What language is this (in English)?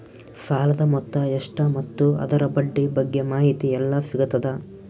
Kannada